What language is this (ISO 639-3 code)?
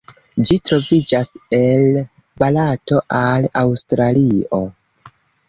epo